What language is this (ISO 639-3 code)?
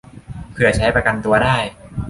tha